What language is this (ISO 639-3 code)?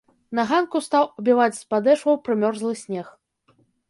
bel